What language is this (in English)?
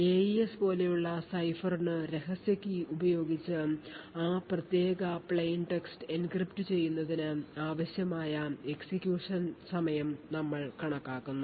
Malayalam